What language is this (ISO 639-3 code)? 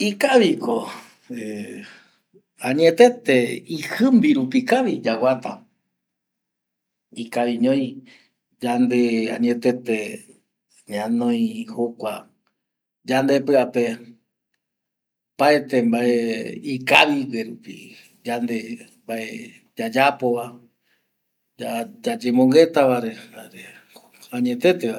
gui